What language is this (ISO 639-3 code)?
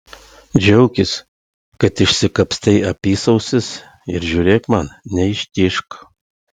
lit